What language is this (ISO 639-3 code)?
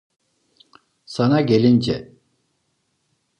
tur